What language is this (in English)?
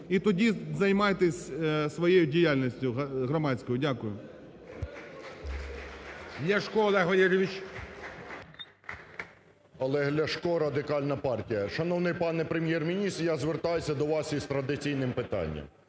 Ukrainian